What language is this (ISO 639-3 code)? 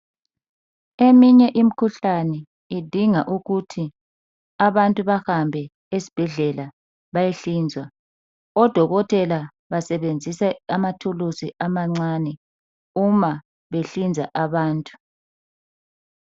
nde